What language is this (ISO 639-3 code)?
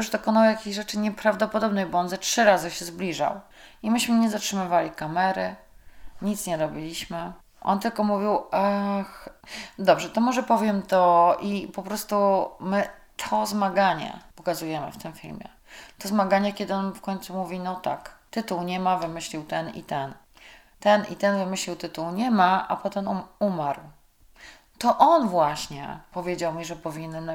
pol